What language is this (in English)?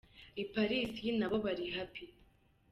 Kinyarwanda